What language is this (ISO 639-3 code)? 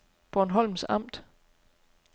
dan